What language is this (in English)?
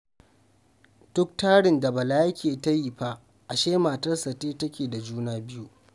Hausa